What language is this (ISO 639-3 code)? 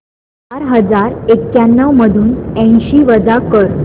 mar